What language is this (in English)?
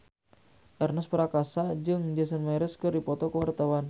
Sundanese